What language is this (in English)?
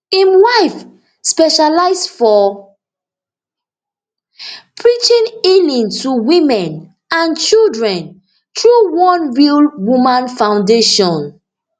Nigerian Pidgin